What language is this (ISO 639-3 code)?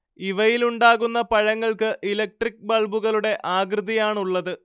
mal